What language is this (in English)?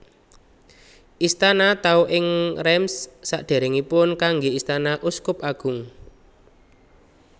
Javanese